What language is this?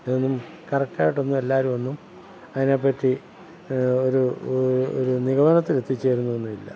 Malayalam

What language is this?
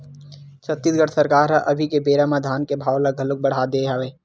Chhattisgarhi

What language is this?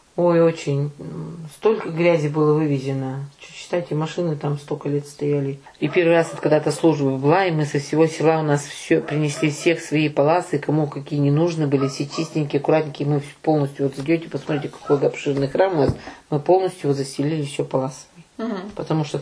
Russian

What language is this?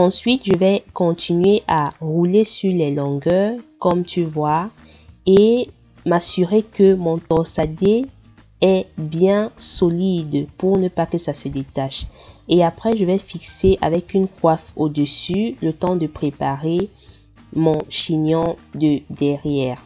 French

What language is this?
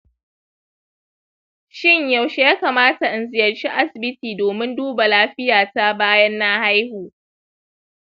Hausa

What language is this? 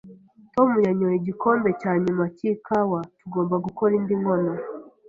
Kinyarwanda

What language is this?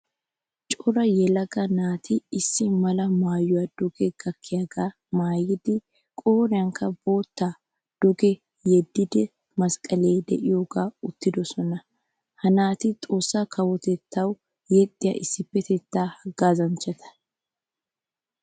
Wolaytta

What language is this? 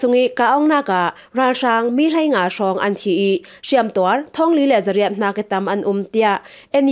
Thai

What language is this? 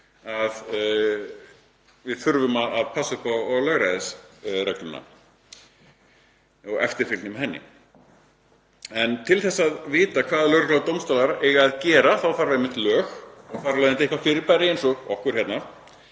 Icelandic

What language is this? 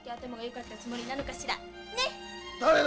Japanese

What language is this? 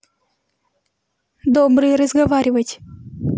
Russian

